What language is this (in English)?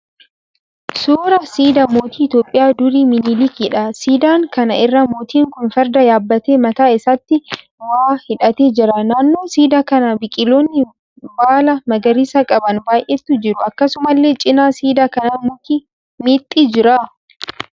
Oromo